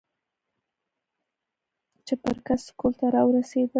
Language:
Pashto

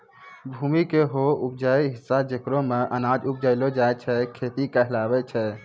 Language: Maithili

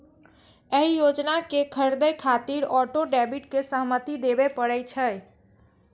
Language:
Maithili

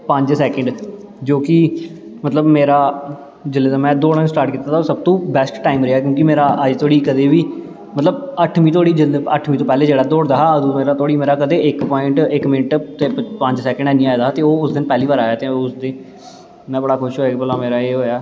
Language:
Dogri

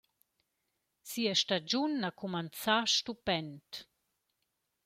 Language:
Romansh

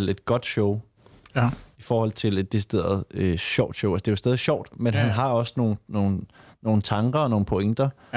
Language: Danish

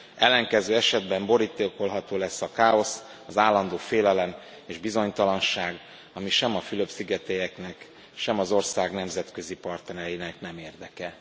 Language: Hungarian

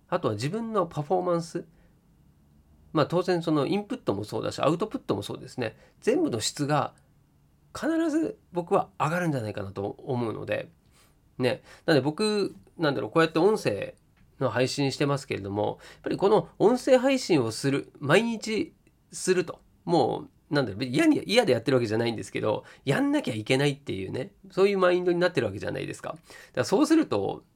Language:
Japanese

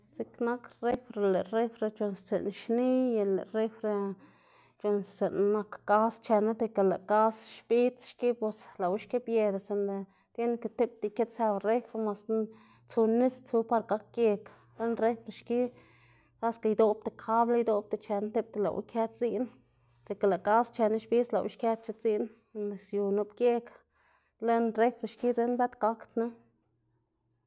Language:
Xanaguía Zapotec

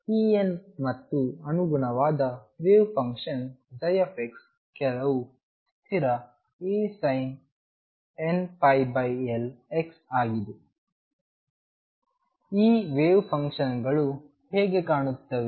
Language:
Kannada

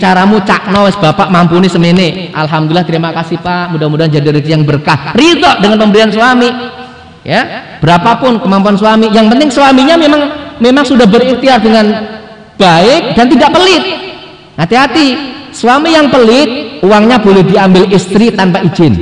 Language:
Indonesian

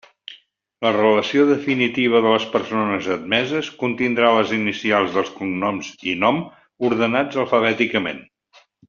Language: Catalan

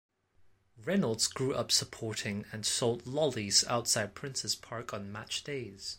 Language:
English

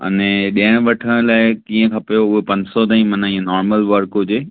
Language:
Sindhi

